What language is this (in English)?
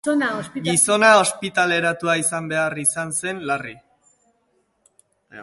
Basque